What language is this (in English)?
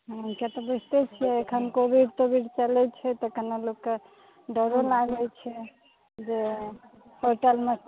Maithili